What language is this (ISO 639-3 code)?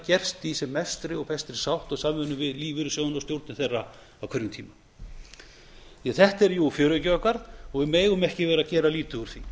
isl